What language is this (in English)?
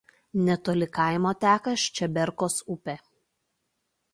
Lithuanian